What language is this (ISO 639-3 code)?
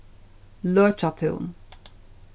fao